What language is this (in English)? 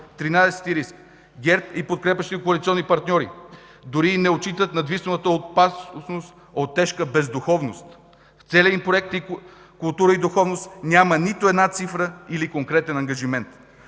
Bulgarian